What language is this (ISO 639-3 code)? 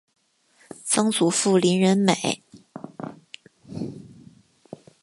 zho